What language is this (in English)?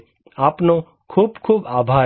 Gujarati